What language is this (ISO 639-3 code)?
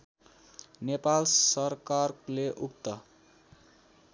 nep